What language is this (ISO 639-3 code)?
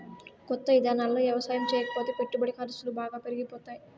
tel